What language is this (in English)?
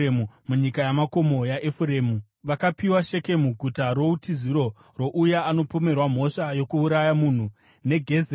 Shona